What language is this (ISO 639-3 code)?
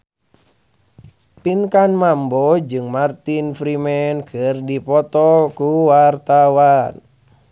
sun